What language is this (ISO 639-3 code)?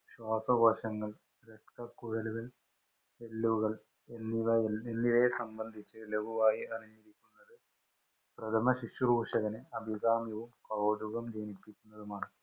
mal